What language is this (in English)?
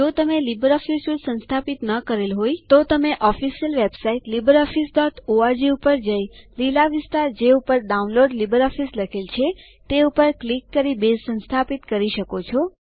Gujarati